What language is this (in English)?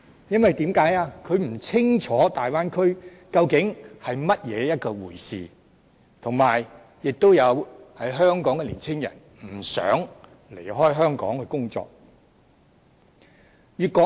Cantonese